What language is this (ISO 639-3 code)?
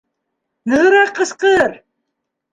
bak